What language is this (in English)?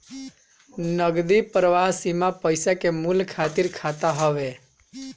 Bhojpuri